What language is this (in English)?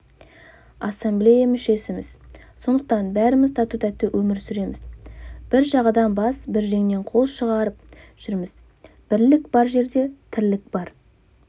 Kazakh